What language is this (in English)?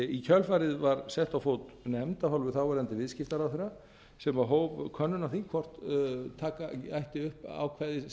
Icelandic